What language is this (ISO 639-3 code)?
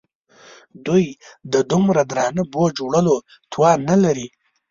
pus